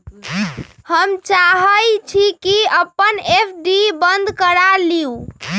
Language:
Magahi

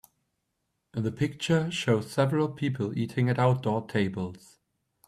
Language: English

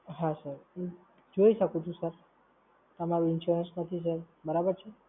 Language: Gujarati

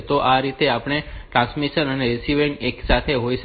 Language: Gujarati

